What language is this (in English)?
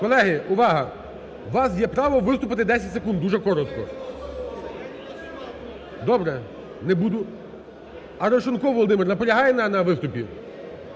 Ukrainian